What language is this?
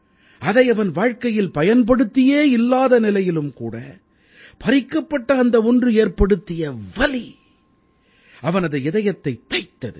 Tamil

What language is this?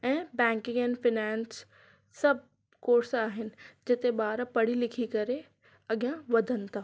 Sindhi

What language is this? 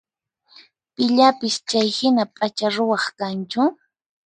Puno Quechua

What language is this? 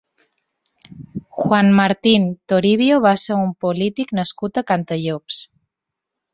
Catalan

